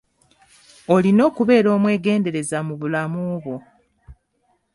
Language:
Ganda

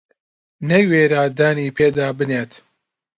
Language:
Central Kurdish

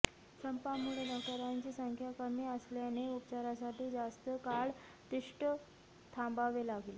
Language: Marathi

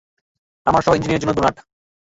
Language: Bangla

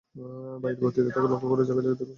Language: Bangla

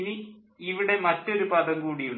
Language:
Malayalam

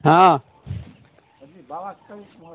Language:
Maithili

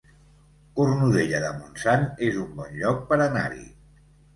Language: Catalan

